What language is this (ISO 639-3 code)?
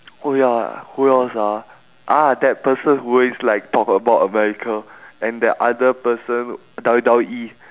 eng